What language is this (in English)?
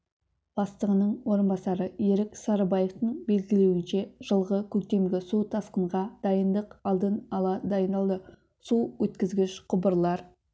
Kazakh